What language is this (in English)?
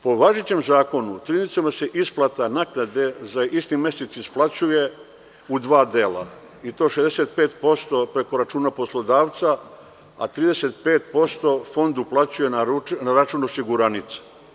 Serbian